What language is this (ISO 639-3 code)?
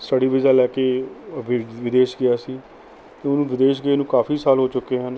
pan